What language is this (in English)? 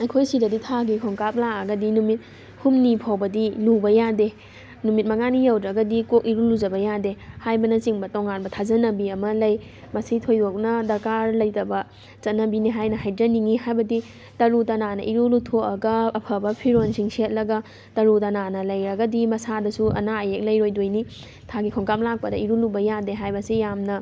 Manipuri